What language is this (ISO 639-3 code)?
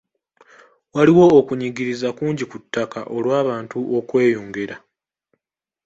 lug